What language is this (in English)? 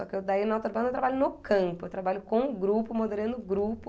Portuguese